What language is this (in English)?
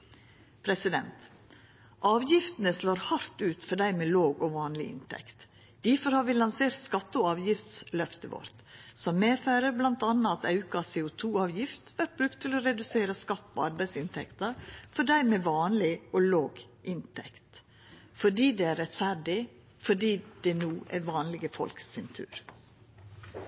Norwegian Nynorsk